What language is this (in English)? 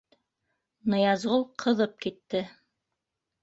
Bashkir